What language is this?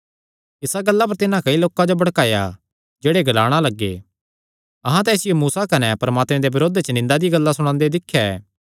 Kangri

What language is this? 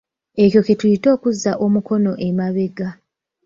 Ganda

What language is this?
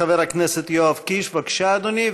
Hebrew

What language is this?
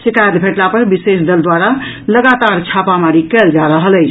Maithili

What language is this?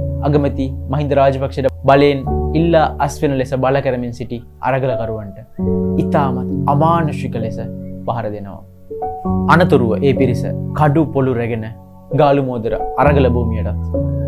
Hindi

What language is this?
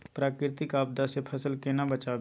Maithili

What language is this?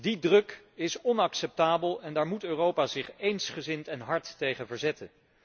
Dutch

